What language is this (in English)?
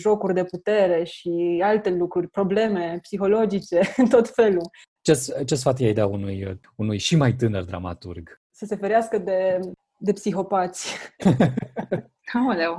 Romanian